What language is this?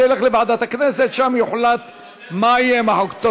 Hebrew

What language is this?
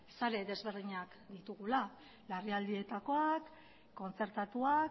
Basque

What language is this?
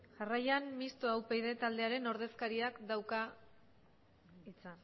Basque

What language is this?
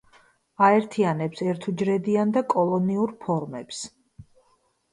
Georgian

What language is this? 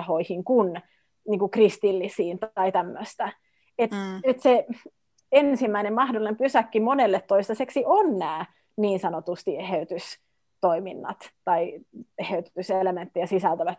Finnish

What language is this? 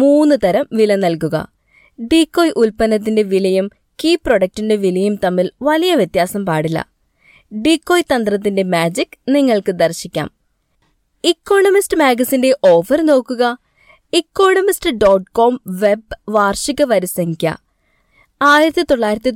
Malayalam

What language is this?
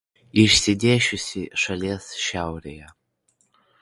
Lithuanian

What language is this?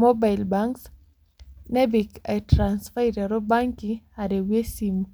Masai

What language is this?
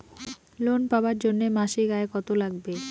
Bangla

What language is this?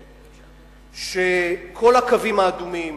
Hebrew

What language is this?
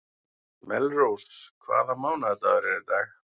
Icelandic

